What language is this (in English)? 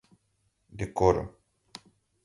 Portuguese